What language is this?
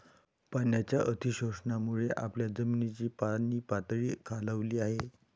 Marathi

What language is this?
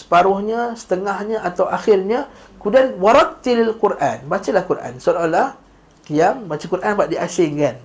Malay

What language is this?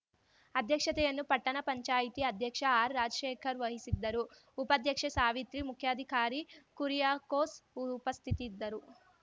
Kannada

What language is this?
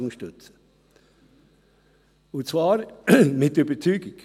Swiss German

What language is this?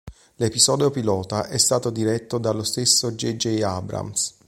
Italian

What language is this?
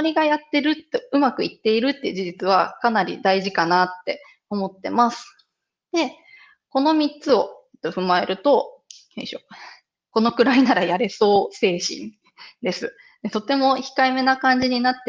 Japanese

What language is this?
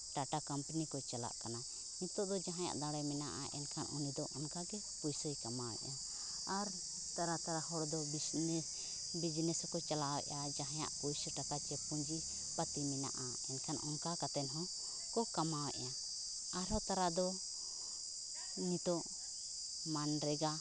Santali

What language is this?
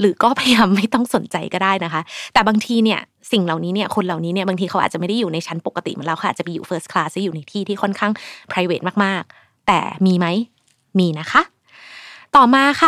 Thai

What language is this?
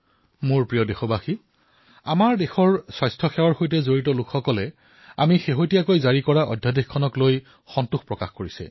Assamese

